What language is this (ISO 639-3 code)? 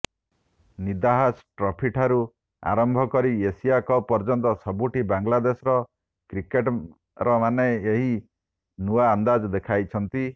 ori